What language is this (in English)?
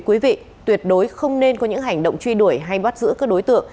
Vietnamese